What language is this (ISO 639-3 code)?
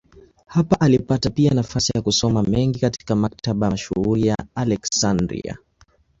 swa